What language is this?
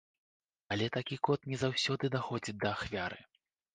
Belarusian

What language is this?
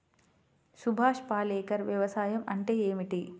Telugu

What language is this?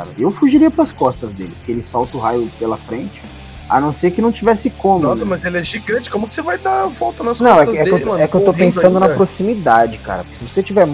Portuguese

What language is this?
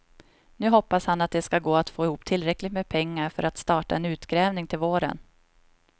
Swedish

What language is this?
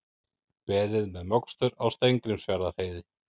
Icelandic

